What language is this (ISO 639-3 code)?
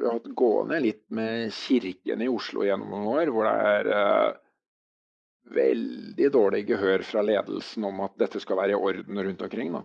nor